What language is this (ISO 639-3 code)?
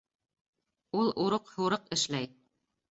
bak